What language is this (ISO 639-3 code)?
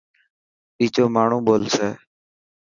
mki